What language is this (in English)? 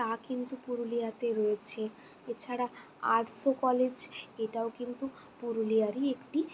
Bangla